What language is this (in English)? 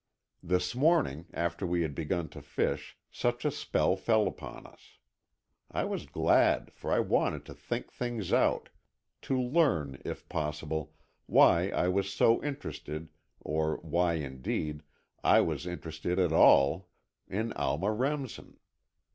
English